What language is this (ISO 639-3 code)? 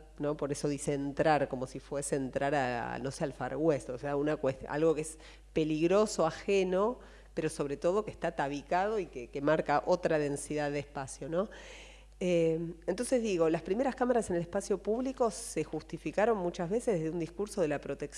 spa